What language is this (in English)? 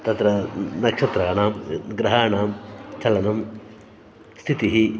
Sanskrit